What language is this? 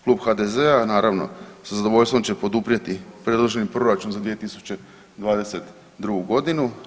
Croatian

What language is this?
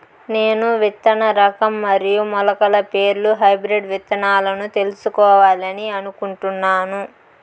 Telugu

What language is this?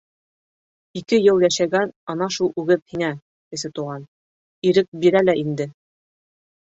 Bashkir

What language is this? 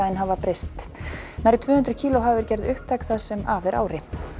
Icelandic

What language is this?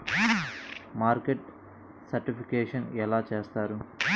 Telugu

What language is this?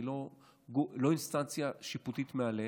Hebrew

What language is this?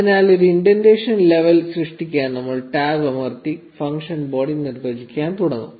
Malayalam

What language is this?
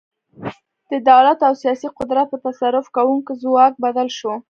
Pashto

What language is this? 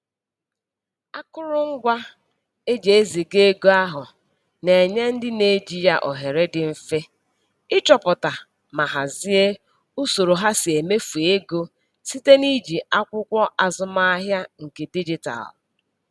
Igbo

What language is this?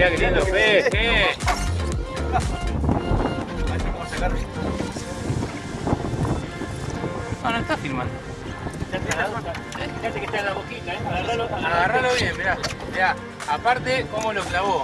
Spanish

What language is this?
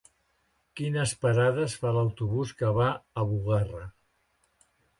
Catalan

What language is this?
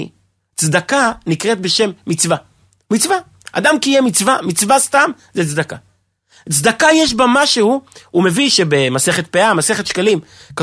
Hebrew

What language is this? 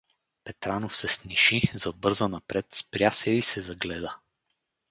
Bulgarian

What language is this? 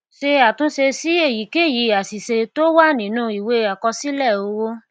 Yoruba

